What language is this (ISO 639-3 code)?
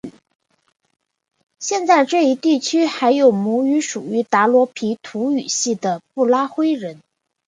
zho